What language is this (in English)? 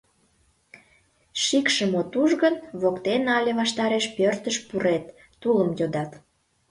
Mari